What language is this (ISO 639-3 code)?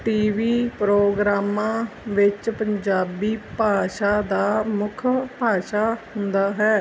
pan